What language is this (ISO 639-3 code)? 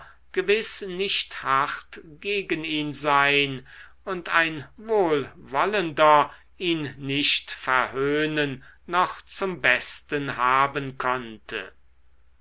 deu